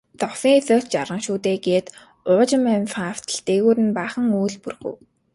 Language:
Mongolian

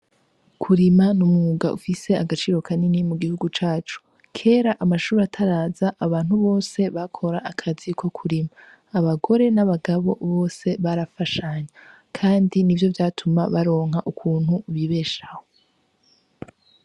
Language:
Rundi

